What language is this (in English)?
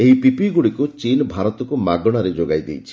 Odia